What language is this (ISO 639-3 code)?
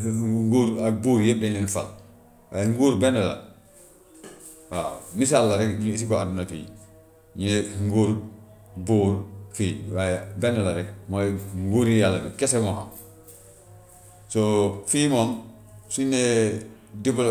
wof